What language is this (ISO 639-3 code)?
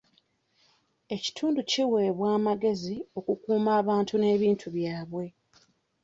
lug